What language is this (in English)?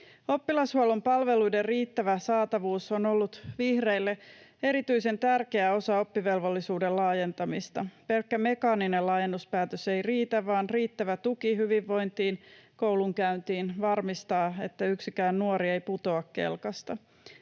Finnish